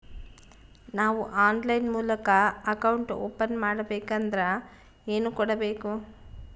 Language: Kannada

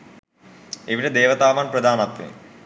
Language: Sinhala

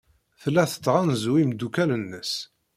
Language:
Kabyle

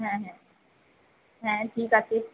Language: Bangla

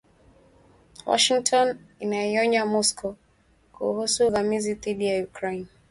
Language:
Swahili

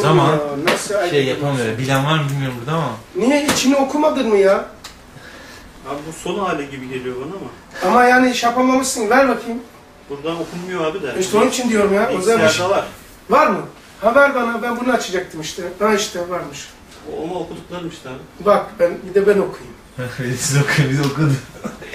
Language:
Turkish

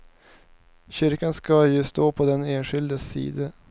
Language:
Swedish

